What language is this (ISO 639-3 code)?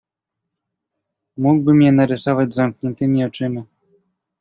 pol